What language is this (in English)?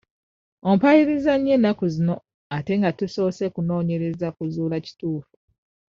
Ganda